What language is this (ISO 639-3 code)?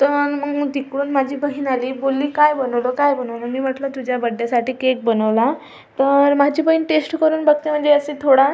mar